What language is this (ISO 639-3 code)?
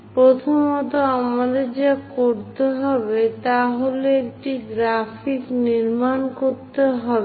ben